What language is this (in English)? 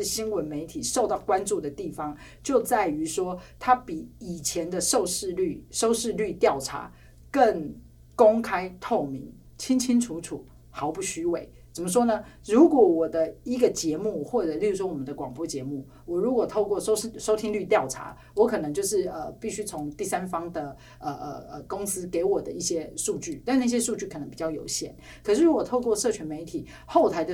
Chinese